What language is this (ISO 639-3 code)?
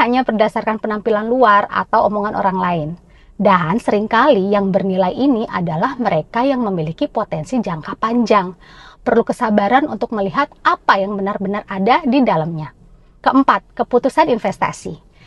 ind